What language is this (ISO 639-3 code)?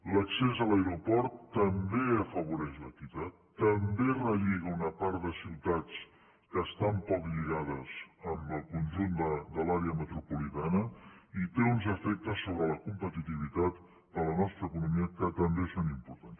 cat